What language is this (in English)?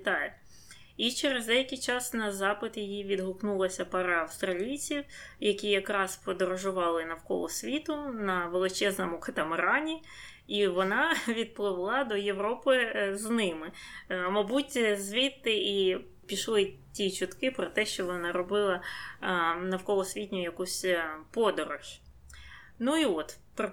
Ukrainian